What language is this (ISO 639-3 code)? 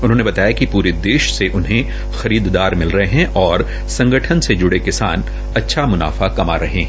hin